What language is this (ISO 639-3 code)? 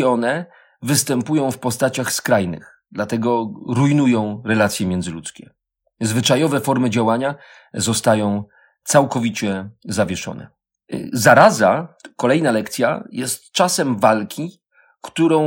pol